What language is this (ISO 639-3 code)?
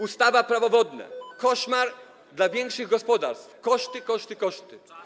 pol